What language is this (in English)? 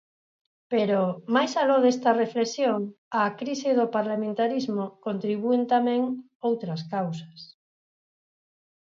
Galician